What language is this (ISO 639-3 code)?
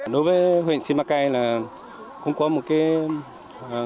vie